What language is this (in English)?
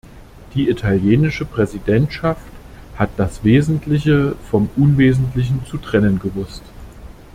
German